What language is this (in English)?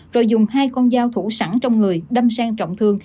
Vietnamese